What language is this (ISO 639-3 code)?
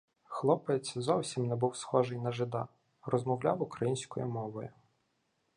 ukr